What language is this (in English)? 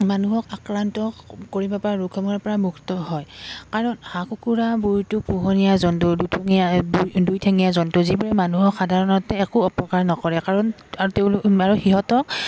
Assamese